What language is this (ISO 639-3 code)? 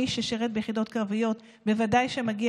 heb